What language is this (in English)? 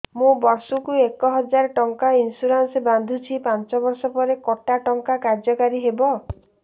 Odia